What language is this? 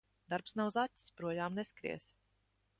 Latvian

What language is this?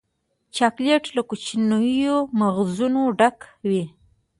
Pashto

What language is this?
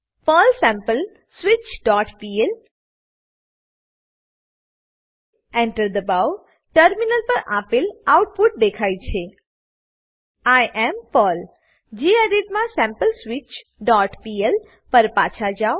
Gujarati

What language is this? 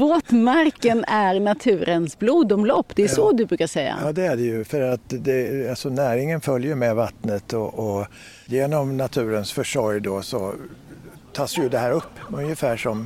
Swedish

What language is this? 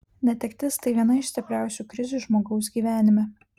Lithuanian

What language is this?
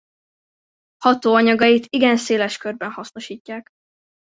Hungarian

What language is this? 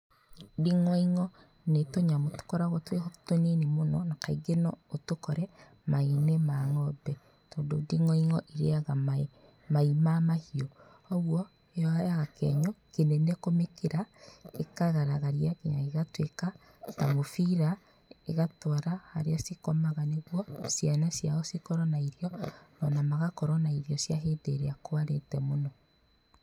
Kikuyu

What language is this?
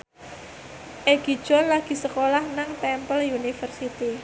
Javanese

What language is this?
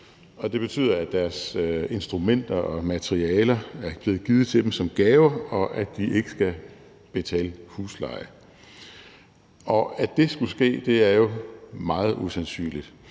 Danish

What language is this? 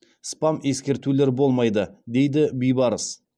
Kazakh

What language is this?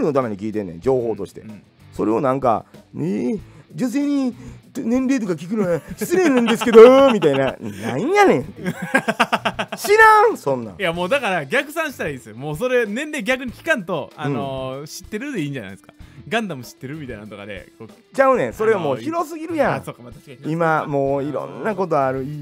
Japanese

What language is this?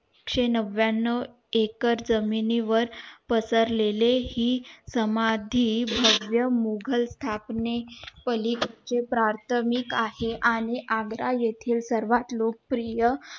Marathi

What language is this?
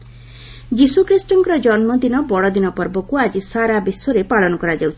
Odia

